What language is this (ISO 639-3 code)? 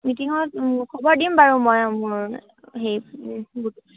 asm